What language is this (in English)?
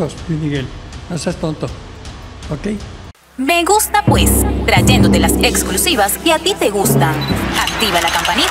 Spanish